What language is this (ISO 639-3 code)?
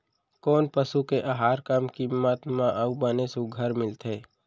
hne